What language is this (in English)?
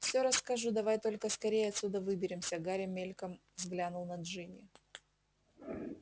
Russian